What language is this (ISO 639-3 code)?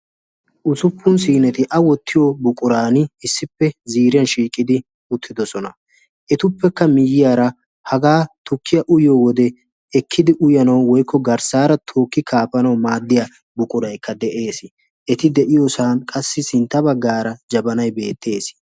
wal